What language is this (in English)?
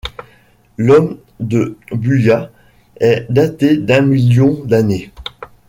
French